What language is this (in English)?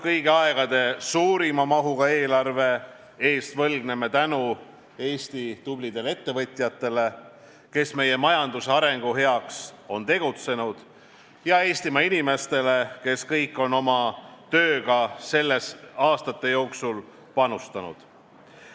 Estonian